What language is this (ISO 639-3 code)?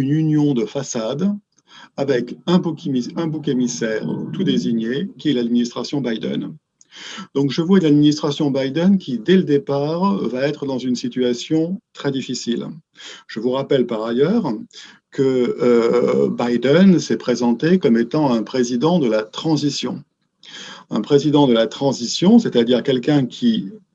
fra